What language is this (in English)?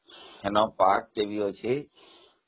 Odia